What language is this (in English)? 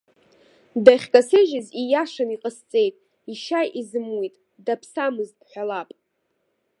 Abkhazian